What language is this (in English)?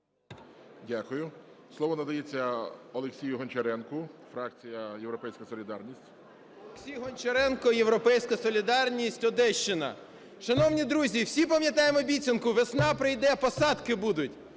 Ukrainian